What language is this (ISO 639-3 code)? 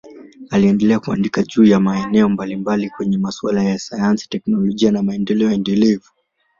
swa